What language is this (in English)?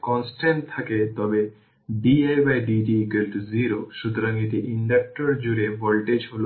Bangla